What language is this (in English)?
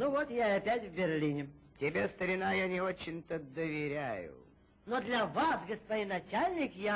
Russian